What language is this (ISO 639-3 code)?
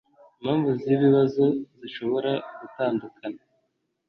kin